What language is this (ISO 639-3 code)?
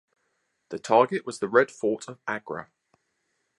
eng